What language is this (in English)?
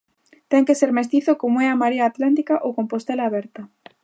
Galician